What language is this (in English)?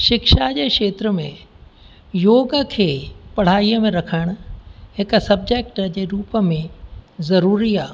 Sindhi